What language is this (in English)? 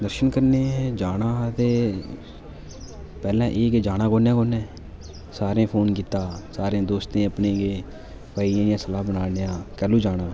Dogri